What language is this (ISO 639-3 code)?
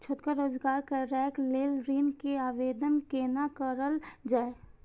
mai